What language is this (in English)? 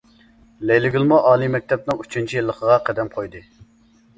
Uyghur